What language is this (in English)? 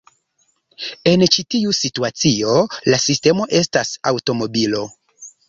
Esperanto